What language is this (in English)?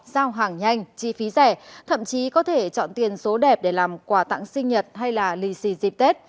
Vietnamese